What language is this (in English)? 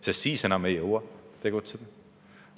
Estonian